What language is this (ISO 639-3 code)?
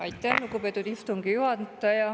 est